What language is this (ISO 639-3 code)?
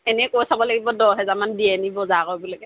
asm